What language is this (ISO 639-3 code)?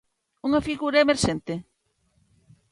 glg